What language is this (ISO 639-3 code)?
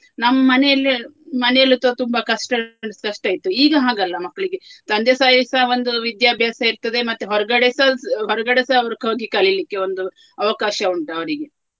kan